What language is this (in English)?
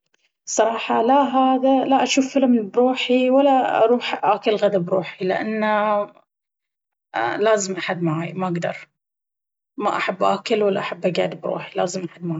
Baharna Arabic